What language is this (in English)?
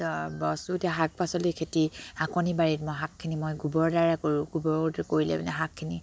Assamese